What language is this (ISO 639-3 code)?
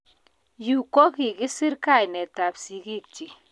kln